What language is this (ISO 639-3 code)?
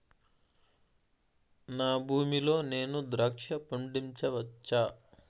tel